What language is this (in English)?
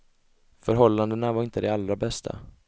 Swedish